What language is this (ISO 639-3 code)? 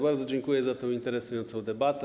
pol